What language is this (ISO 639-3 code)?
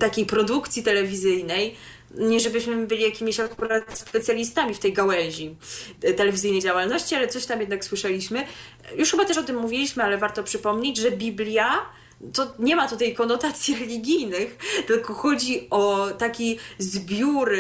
pol